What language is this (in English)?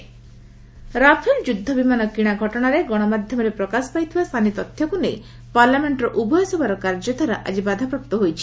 Odia